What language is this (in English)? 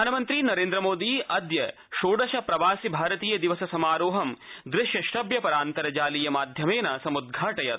Sanskrit